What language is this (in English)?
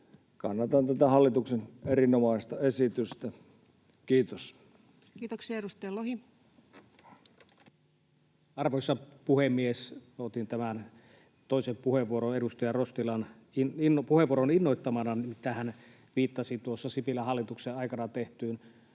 Finnish